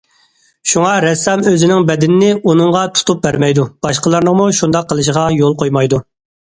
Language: Uyghur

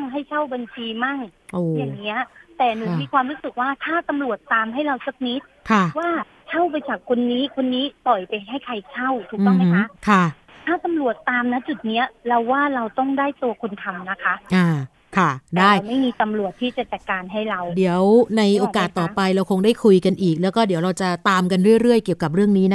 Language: Thai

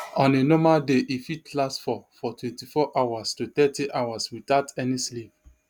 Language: Nigerian Pidgin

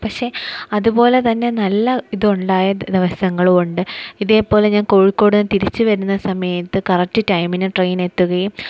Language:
Malayalam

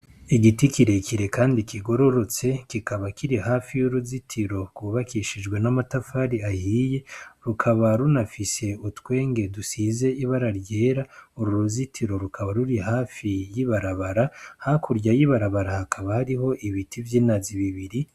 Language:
Rundi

